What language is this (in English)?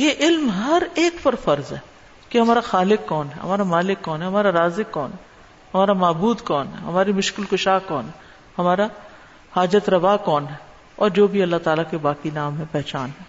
Urdu